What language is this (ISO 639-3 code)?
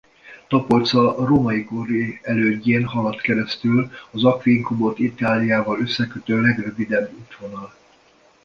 hun